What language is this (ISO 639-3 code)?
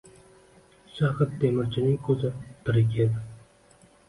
uzb